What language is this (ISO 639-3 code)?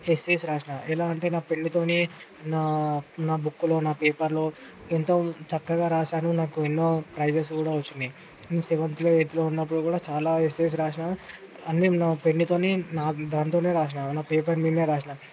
tel